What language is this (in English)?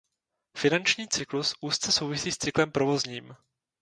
Czech